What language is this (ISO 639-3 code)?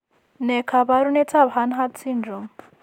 kln